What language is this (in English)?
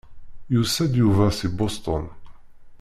Kabyle